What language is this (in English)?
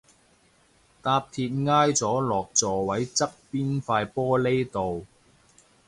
Cantonese